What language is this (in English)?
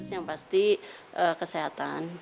Indonesian